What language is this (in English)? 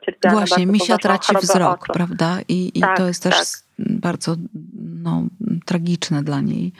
Polish